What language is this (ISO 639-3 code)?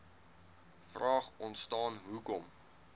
afr